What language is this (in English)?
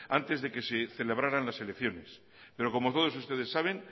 Spanish